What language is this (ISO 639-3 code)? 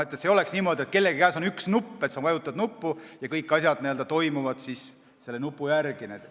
est